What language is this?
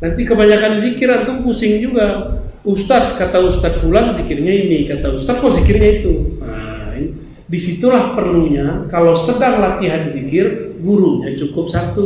Indonesian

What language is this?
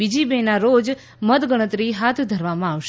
Gujarati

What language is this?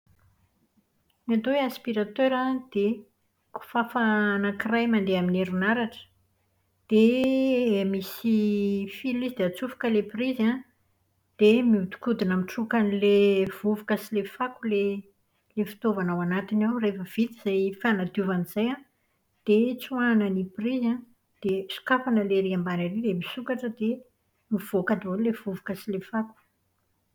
Malagasy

